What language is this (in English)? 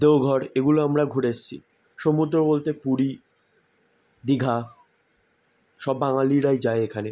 Bangla